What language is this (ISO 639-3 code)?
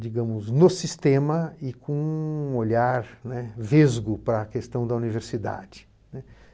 por